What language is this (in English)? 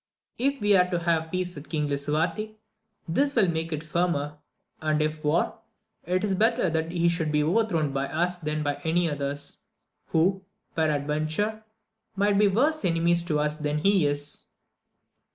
English